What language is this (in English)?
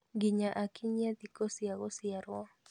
Kikuyu